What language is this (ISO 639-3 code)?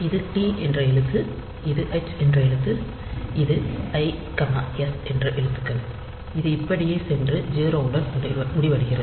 tam